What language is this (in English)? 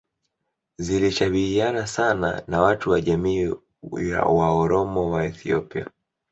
Swahili